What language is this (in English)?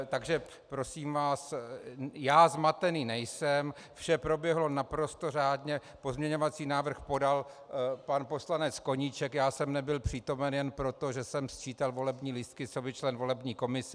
Czech